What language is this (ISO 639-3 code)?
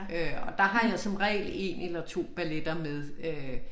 dan